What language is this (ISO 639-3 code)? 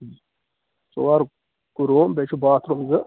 kas